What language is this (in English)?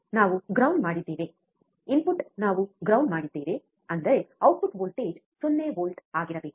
Kannada